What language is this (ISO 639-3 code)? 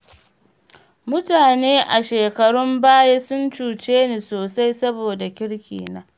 hau